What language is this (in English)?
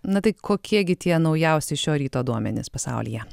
Lithuanian